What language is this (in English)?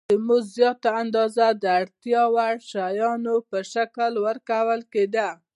Pashto